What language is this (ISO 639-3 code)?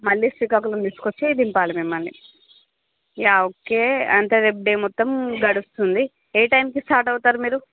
tel